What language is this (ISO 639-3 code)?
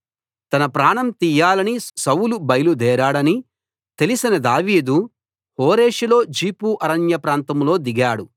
tel